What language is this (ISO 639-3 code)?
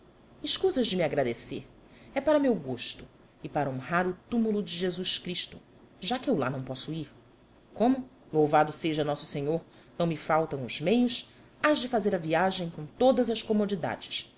por